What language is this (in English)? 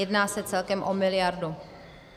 Czech